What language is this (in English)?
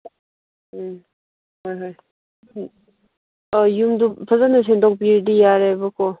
Manipuri